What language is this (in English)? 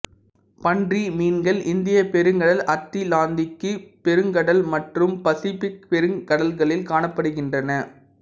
Tamil